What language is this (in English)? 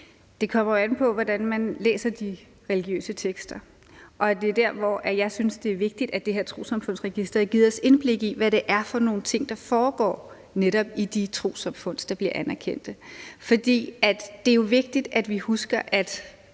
Danish